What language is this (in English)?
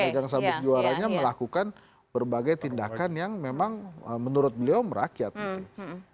Indonesian